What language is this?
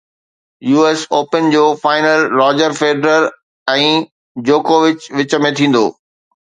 Sindhi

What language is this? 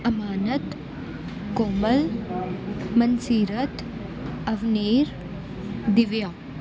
Punjabi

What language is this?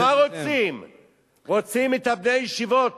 Hebrew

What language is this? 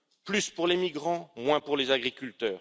French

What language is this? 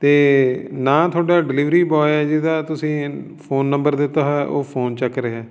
Punjabi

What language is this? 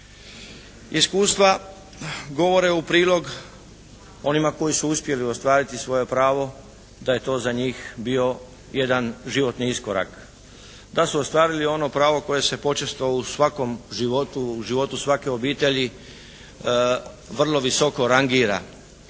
Croatian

